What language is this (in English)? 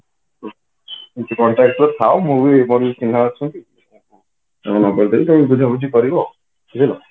Odia